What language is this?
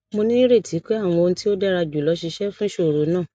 Yoruba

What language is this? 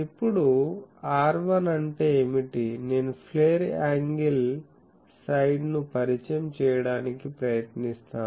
Telugu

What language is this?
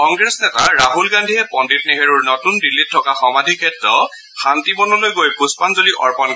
Assamese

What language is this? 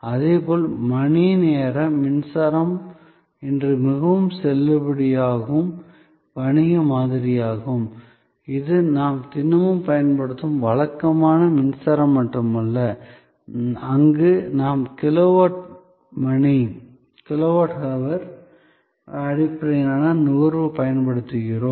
Tamil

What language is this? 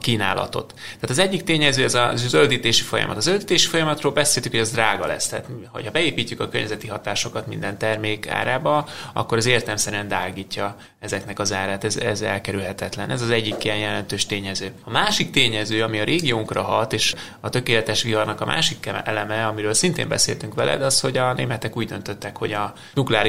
Hungarian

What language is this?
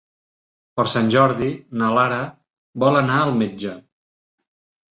Catalan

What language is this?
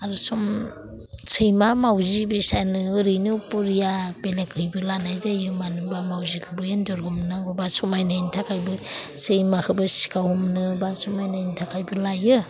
Bodo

